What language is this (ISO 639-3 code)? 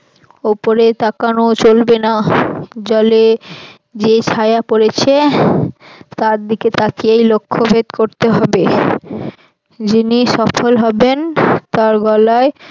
ben